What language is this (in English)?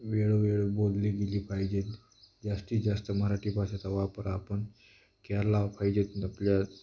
Marathi